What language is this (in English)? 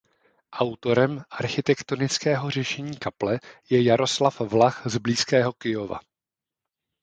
Czech